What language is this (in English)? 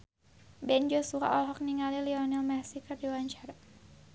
Sundanese